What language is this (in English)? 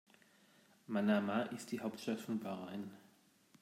German